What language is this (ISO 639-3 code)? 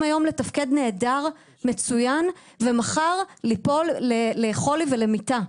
heb